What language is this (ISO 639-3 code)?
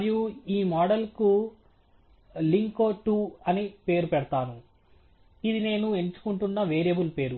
tel